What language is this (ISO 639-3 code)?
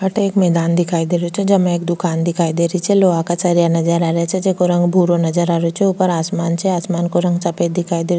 raj